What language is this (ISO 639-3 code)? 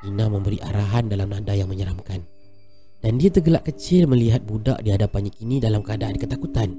msa